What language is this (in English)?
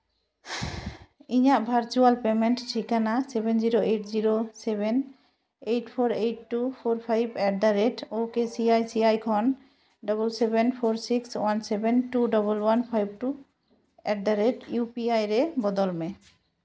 Santali